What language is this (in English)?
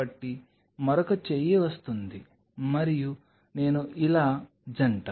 Telugu